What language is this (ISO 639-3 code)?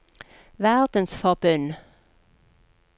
nor